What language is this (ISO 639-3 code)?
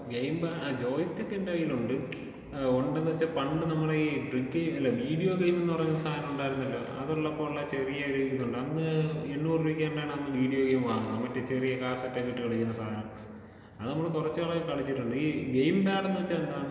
mal